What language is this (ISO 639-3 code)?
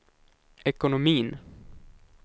swe